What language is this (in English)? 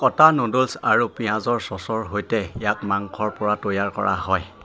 Assamese